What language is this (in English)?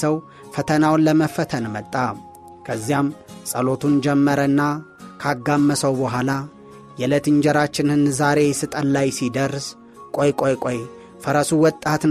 Amharic